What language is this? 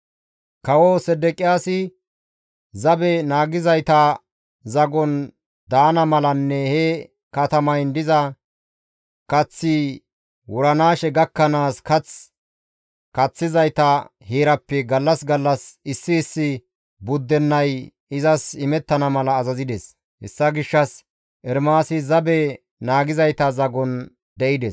Gamo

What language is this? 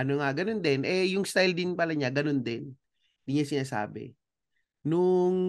Filipino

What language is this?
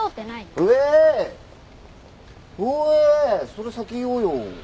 Japanese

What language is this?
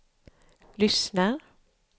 Swedish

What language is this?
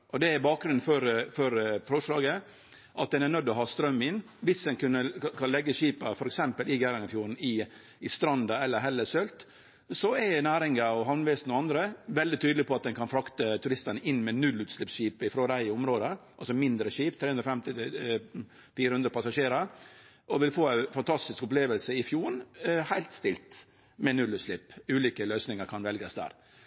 Norwegian Nynorsk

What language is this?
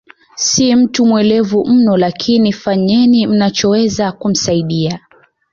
Swahili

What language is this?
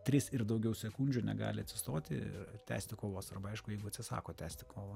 Lithuanian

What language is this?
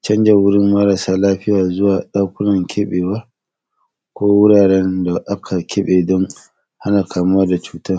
Hausa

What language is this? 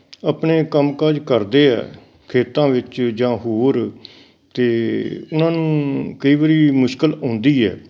Punjabi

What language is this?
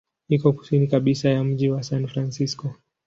Swahili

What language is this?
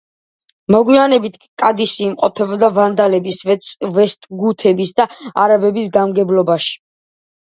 Georgian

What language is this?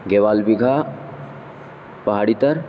Urdu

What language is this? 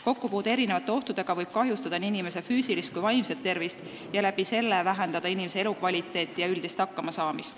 Estonian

